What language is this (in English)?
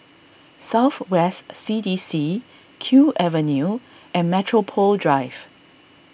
English